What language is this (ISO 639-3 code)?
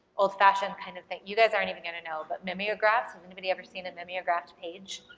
eng